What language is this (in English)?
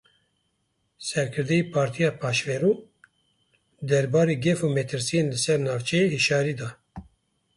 Kurdish